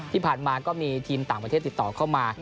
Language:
Thai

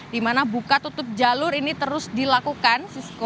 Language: Indonesian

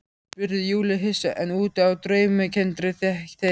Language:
Icelandic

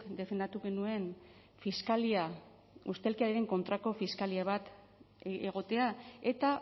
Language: Basque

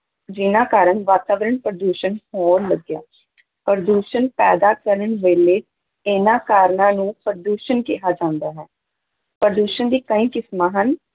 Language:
Punjabi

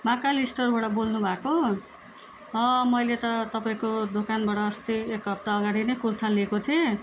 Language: Nepali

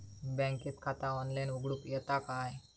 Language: Marathi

